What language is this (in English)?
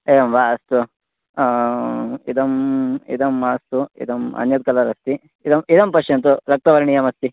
Sanskrit